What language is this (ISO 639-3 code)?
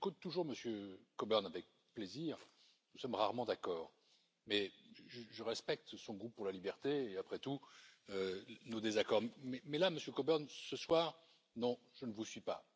fra